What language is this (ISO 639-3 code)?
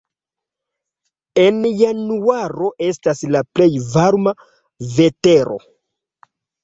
epo